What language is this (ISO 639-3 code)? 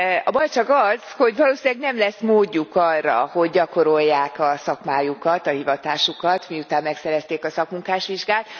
hun